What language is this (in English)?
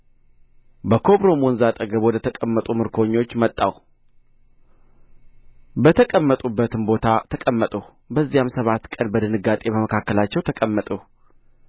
Amharic